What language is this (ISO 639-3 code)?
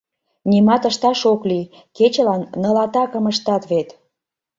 chm